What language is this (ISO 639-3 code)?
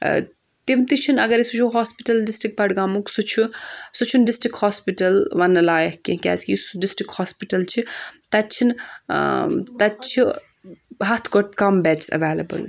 kas